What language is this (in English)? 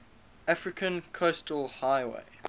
English